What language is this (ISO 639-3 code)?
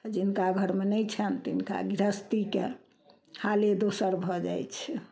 mai